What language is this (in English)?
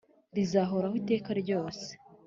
Kinyarwanda